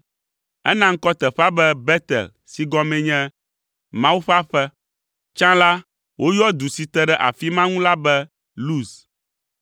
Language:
Ewe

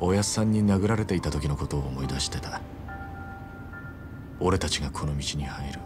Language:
Japanese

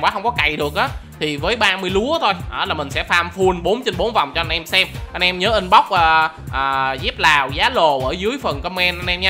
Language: Vietnamese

